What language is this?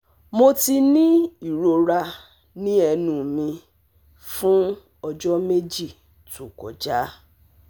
Yoruba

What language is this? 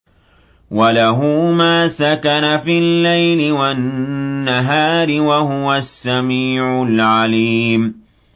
Arabic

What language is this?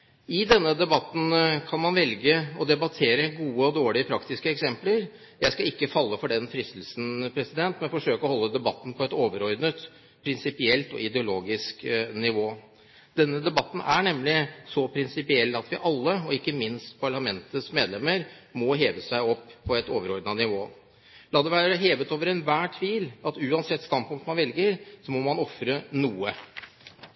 Norwegian Bokmål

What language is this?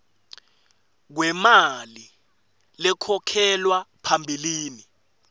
Swati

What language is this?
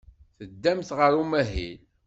Kabyle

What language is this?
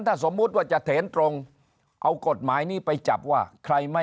Thai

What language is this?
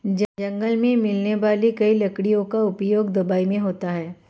Hindi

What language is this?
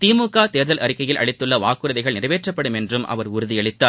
Tamil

